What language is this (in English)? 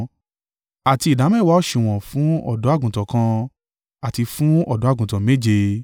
Yoruba